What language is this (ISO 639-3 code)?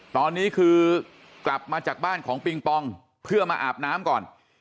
tha